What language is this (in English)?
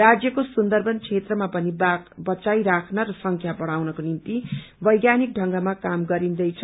Nepali